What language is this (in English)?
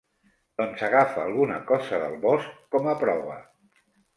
Catalan